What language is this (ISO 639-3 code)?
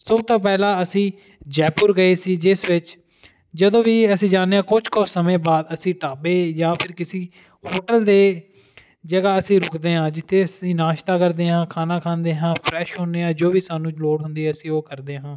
pan